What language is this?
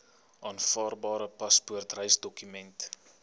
Afrikaans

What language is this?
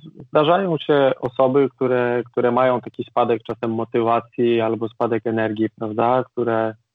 Polish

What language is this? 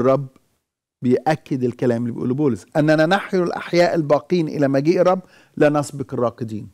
Arabic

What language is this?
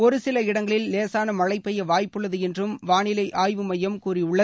Tamil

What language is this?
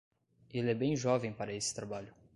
Portuguese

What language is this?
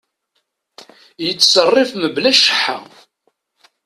Kabyle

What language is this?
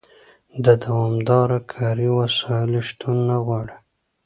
Pashto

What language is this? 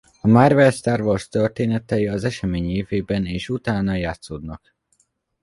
Hungarian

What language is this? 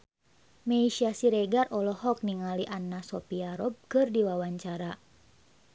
Sundanese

